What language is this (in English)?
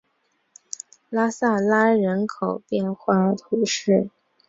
Chinese